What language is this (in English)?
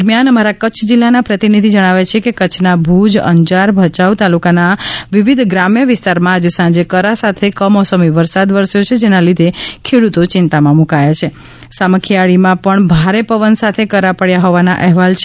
Gujarati